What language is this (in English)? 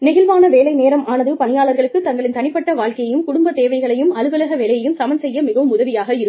Tamil